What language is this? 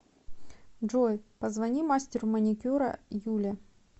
Russian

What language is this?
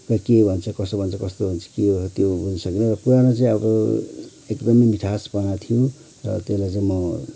Nepali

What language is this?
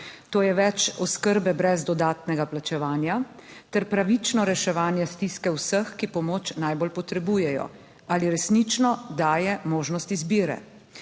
Slovenian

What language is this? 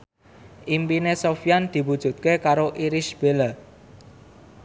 Javanese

